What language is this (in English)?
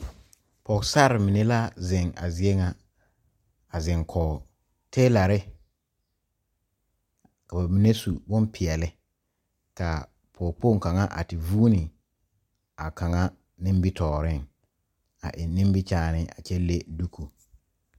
Southern Dagaare